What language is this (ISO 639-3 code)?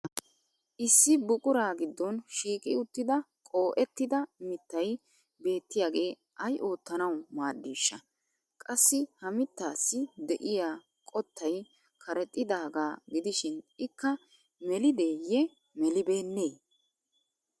wal